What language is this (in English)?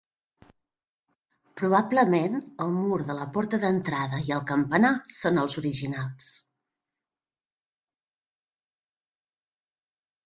Catalan